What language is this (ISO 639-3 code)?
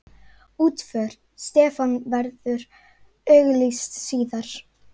isl